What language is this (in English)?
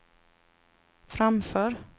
Swedish